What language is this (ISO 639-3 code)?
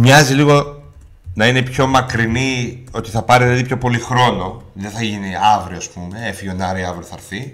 ell